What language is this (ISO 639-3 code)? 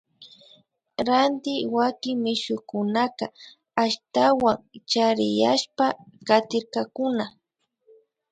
qvi